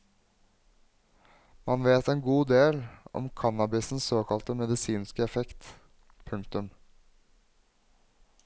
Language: Norwegian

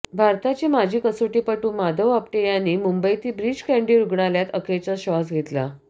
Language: Marathi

